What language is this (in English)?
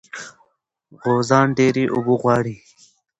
Pashto